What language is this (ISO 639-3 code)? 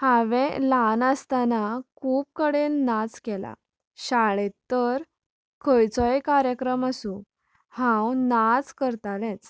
kok